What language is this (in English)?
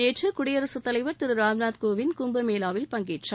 Tamil